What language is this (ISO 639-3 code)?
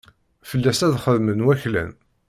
kab